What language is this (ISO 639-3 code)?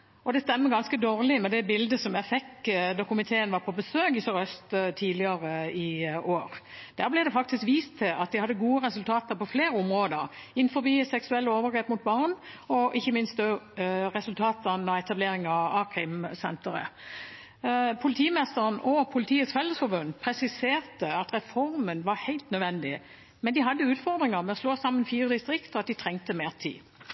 nob